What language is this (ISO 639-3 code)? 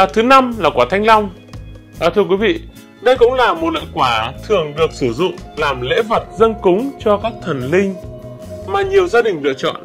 vie